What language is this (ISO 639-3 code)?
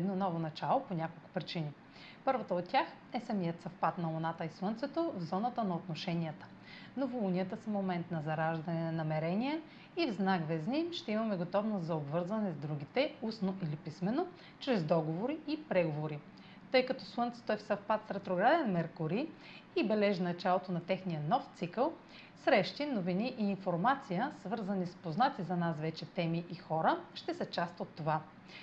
bul